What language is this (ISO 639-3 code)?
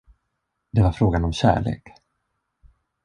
swe